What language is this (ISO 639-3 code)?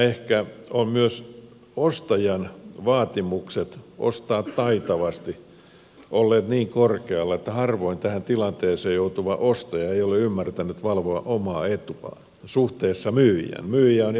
fin